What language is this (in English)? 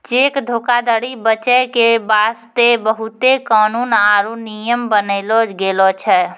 Maithili